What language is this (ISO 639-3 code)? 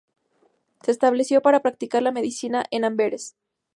spa